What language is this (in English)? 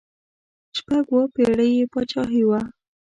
Pashto